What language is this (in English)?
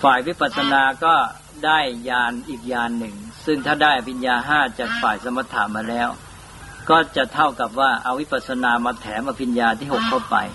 Thai